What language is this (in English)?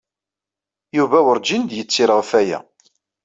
Kabyle